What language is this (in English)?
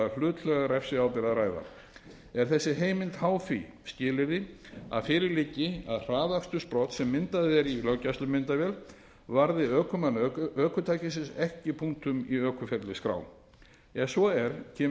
Icelandic